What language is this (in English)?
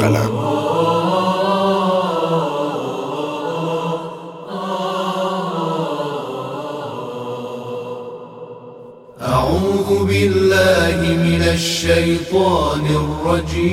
Persian